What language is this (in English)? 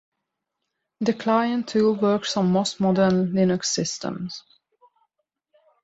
English